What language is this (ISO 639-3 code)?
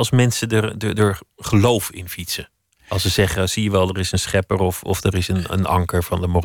nld